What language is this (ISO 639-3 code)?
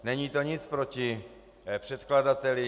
ces